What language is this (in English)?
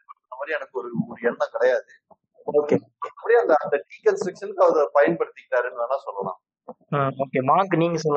Tamil